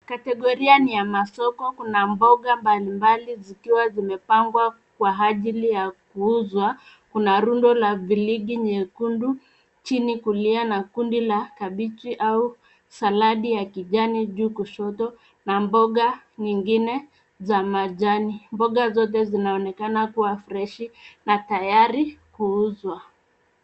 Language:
Swahili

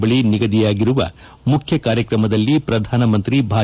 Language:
Kannada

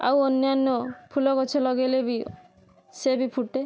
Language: Odia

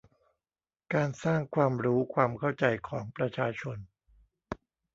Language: Thai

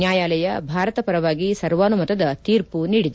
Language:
Kannada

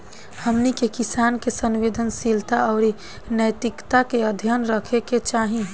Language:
Bhojpuri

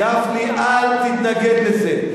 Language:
Hebrew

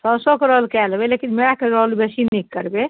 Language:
Maithili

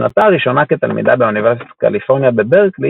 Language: Hebrew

